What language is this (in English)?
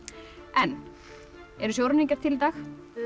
Icelandic